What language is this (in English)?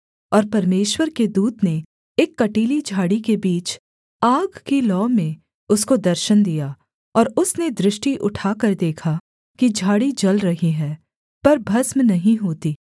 Hindi